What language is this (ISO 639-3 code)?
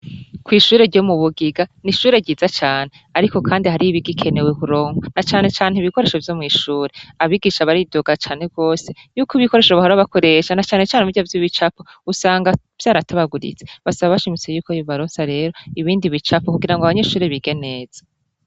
run